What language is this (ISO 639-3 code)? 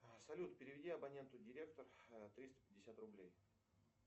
rus